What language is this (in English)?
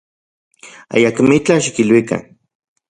Central Puebla Nahuatl